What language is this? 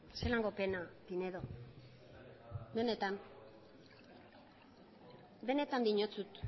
Basque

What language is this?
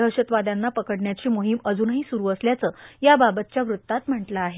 Marathi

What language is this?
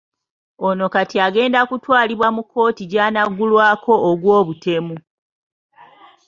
Ganda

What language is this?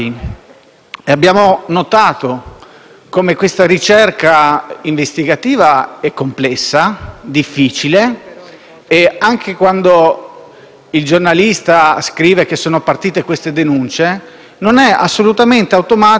Italian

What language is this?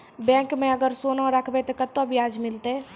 Maithili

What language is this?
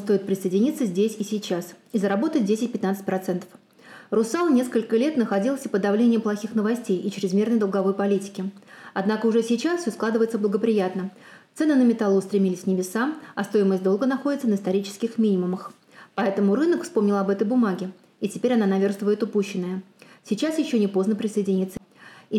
Russian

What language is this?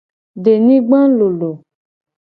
Gen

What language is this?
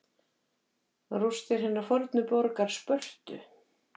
Icelandic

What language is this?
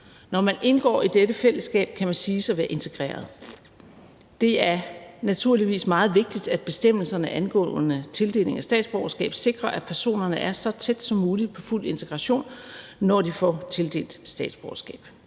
Danish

